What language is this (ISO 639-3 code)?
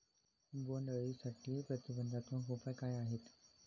mar